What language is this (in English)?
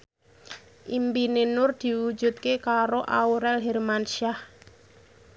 Javanese